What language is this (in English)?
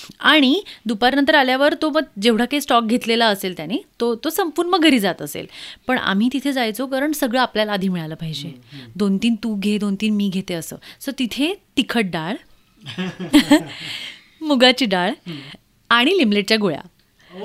Marathi